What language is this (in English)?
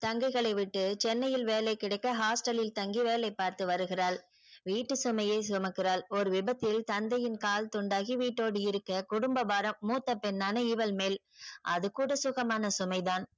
Tamil